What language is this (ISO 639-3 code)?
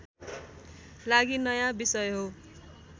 nep